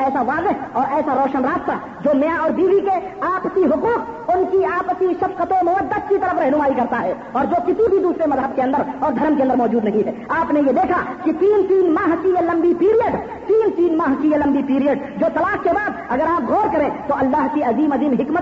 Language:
Urdu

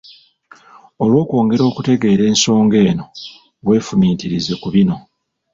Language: Ganda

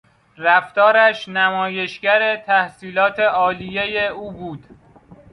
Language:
Persian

